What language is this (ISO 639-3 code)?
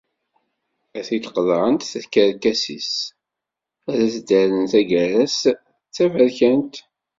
kab